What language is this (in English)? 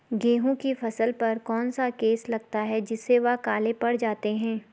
Hindi